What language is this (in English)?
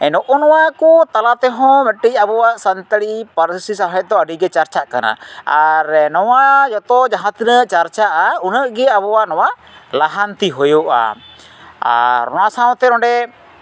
Santali